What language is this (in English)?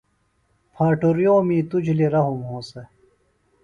Phalura